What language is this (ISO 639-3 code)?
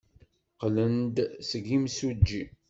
kab